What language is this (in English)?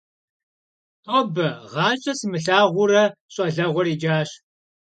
Kabardian